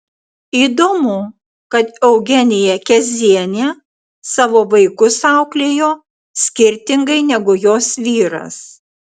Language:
Lithuanian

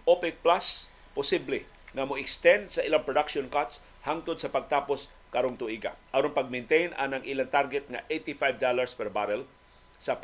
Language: Filipino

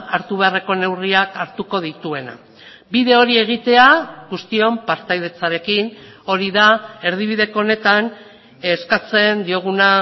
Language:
Basque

